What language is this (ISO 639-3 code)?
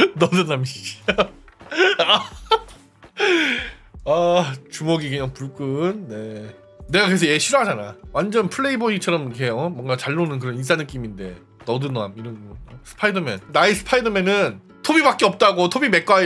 kor